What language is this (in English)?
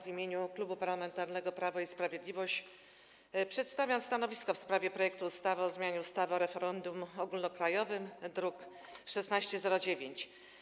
Polish